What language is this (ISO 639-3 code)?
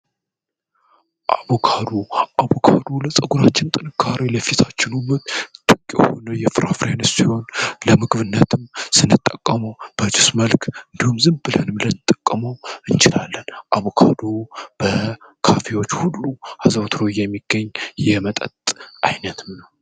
amh